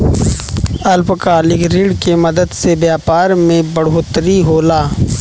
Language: Bhojpuri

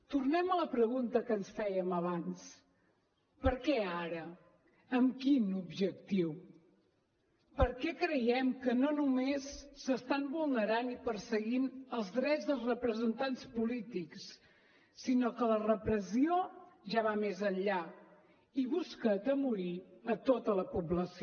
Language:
Catalan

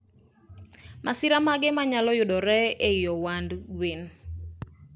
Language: Luo (Kenya and Tanzania)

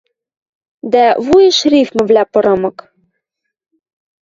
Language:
Western Mari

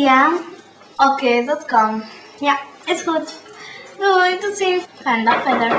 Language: Dutch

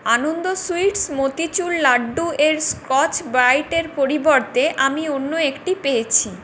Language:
Bangla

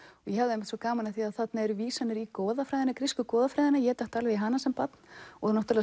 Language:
Icelandic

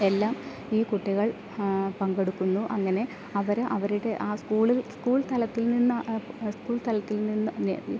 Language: Malayalam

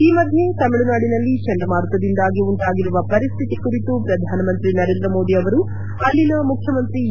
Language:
Kannada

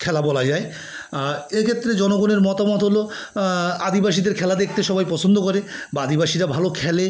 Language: Bangla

